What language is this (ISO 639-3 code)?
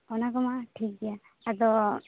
sat